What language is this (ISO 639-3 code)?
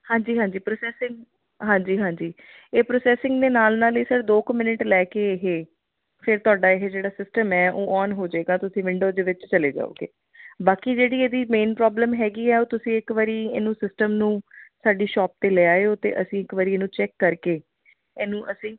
pan